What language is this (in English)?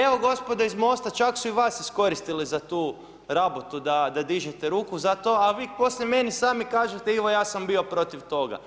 Croatian